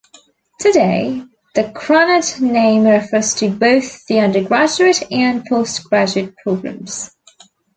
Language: English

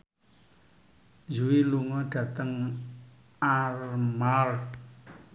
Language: Javanese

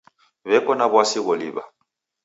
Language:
Taita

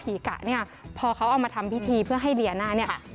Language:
Thai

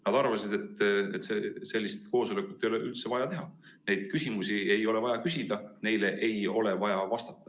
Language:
Estonian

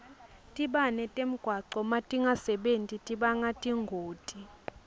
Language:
Swati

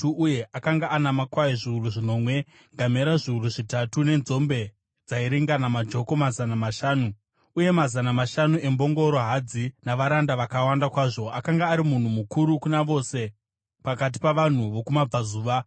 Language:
Shona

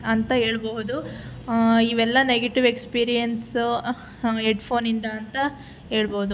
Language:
Kannada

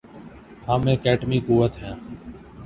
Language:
Urdu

